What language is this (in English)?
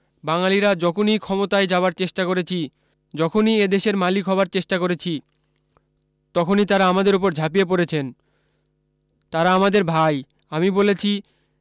Bangla